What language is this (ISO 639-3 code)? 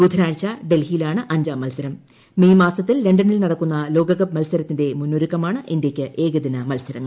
mal